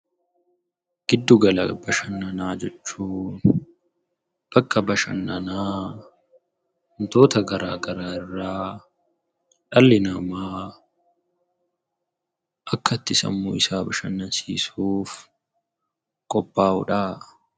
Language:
Oromo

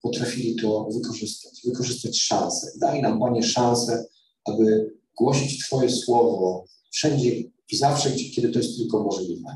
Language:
Polish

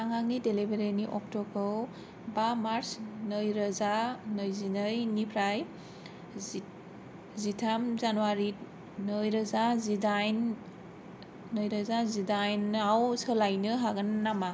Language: Bodo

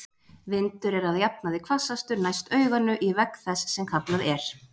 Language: Icelandic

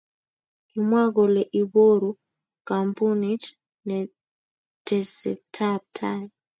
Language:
Kalenjin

